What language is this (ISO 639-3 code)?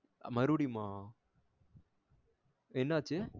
tam